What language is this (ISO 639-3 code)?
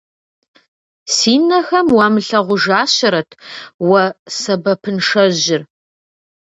kbd